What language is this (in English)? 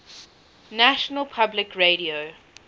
English